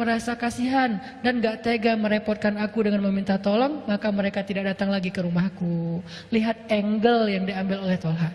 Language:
Indonesian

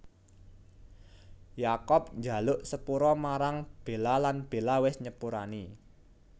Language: Javanese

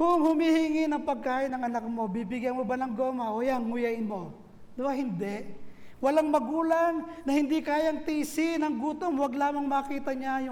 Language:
Filipino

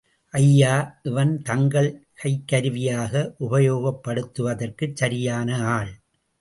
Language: Tamil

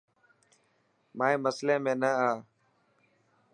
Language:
Dhatki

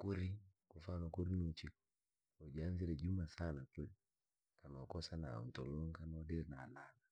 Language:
Langi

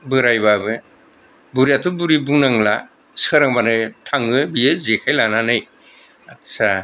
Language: Bodo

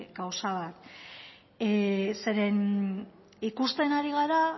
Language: Basque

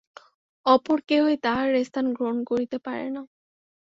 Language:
Bangla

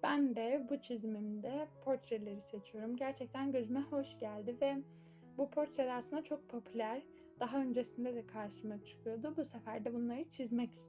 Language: Turkish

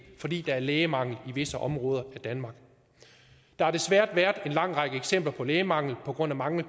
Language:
Danish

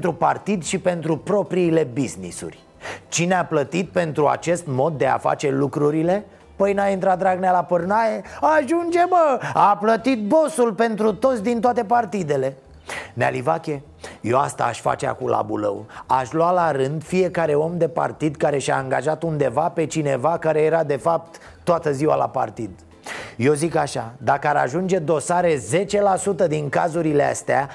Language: Romanian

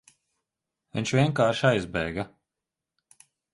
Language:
Latvian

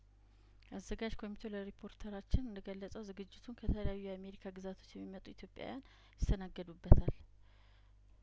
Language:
Amharic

